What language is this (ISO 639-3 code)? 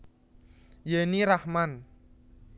jav